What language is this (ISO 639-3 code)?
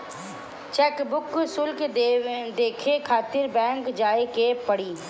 bho